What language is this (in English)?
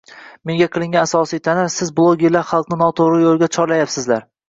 Uzbek